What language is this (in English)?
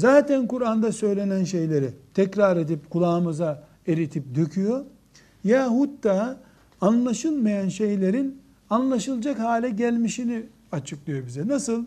Turkish